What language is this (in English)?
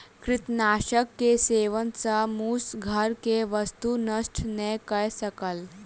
Maithili